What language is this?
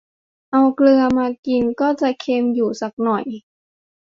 Thai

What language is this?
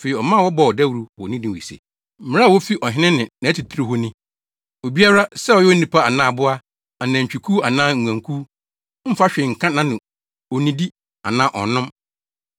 Akan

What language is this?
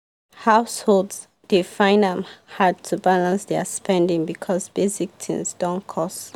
Nigerian Pidgin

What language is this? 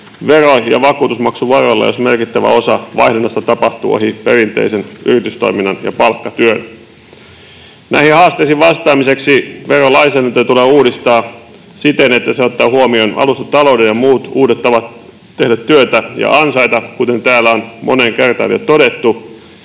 Finnish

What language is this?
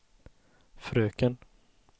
Swedish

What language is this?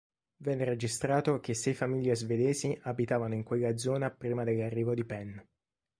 Italian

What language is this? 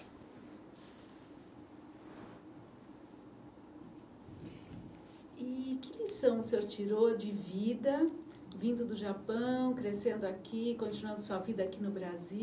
Portuguese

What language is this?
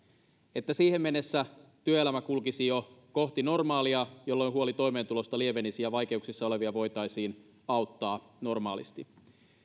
Finnish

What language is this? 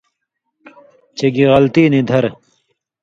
Indus Kohistani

